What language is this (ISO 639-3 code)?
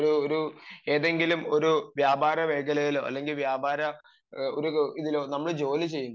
mal